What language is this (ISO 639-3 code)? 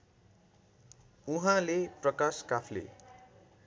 nep